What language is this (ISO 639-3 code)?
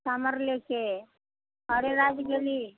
mai